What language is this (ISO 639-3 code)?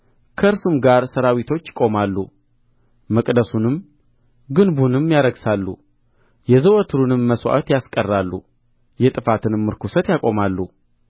amh